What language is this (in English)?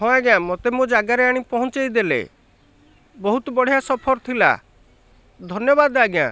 Odia